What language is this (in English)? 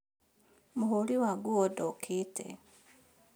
Kikuyu